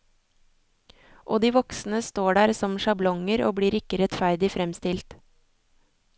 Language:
Norwegian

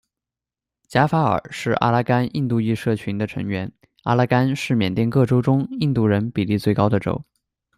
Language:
Chinese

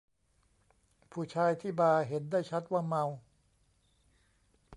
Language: Thai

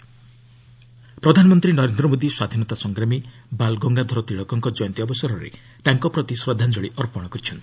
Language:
Odia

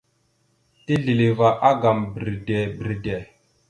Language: Mada (Cameroon)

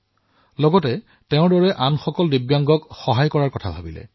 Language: Assamese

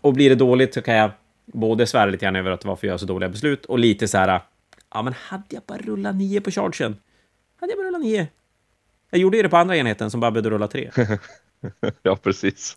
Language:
Swedish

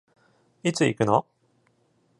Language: Japanese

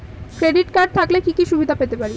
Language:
Bangla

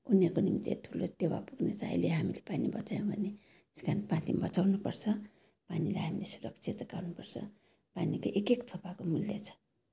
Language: Nepali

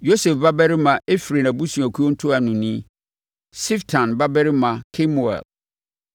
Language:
Akan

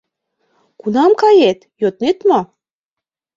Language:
Mari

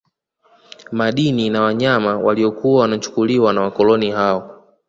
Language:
Swahili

